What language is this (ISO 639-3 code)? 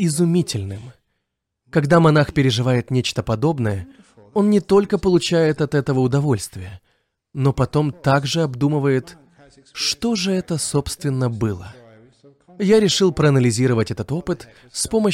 rus